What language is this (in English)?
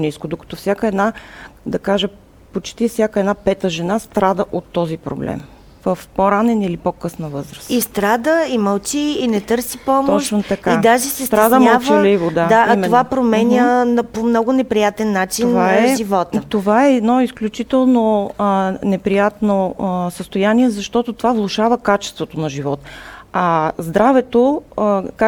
Bulgarian